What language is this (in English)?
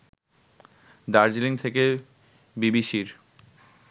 Bangla